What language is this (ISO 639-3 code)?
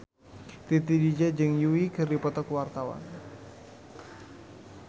sun